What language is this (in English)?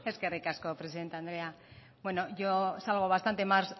Basque